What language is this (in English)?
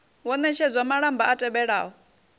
Venda